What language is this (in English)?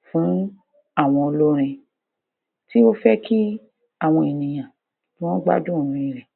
Yoruba